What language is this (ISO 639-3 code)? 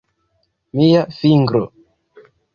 epo